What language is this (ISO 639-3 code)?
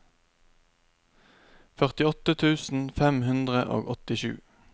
nor